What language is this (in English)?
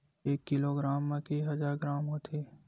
Chhattisgarhi